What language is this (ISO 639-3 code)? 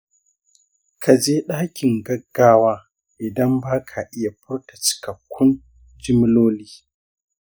hau